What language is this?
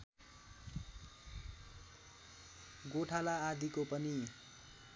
Nepali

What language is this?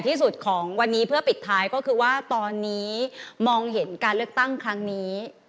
Thai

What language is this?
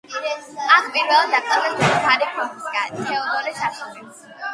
Georgian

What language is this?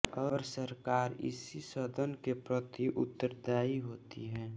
Hindi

